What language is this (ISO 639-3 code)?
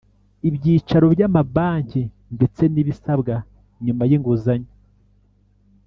kin